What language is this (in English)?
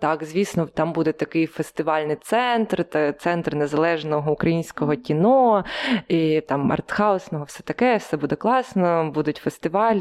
Ukrainian